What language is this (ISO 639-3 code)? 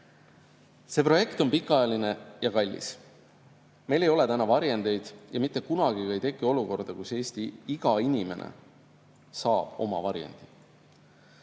est